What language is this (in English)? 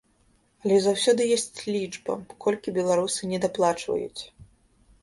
Belarusian